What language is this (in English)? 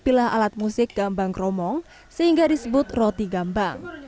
Indonesian